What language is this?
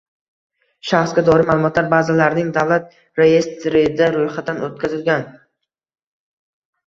Uzbek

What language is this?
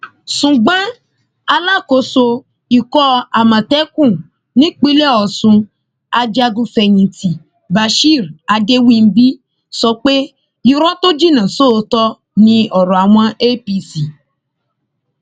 Yoruba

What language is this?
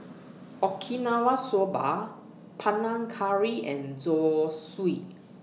English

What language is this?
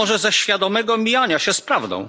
Polish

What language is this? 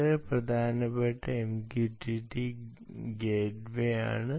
Malayalam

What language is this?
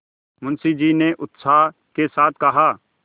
Hindi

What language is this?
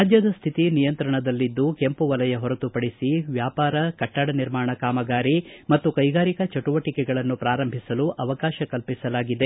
Kannada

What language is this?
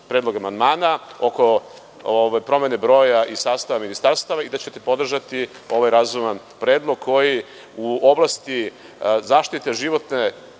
Serbian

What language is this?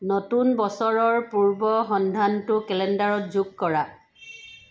Assamese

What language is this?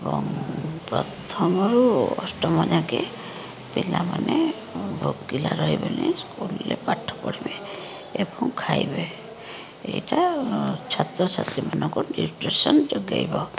Odia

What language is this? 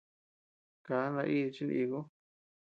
Tepeuxila Cuicatec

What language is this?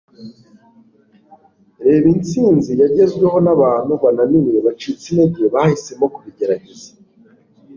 Kinyarwanda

